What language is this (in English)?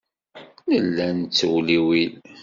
Kabyle